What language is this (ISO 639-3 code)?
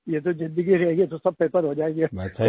hin